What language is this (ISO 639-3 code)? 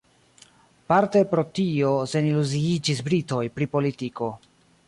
epo